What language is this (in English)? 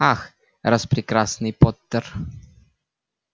Russian